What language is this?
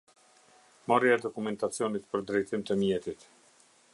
Albanian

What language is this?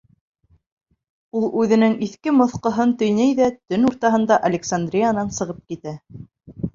Bashkir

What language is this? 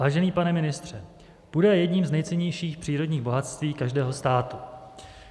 Czech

